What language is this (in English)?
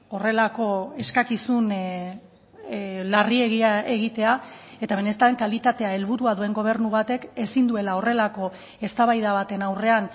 Basque